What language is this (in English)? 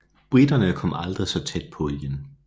Danish